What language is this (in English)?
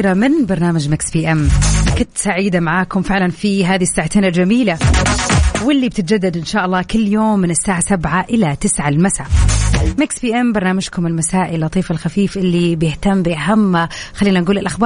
Arabic